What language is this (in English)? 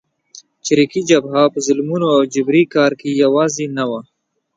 Pashto